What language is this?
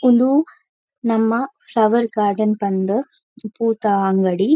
Tulu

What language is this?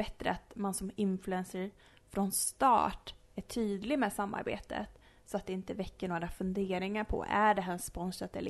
Swedish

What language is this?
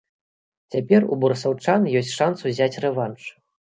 Belarusian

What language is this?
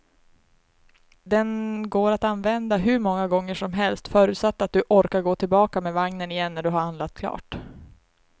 Swedish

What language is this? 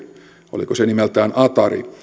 Finnish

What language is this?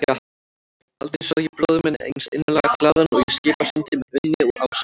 Icelandic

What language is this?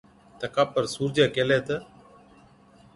Od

